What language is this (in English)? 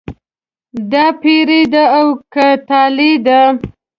Pashto